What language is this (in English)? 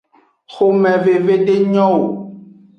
Aja (Benin)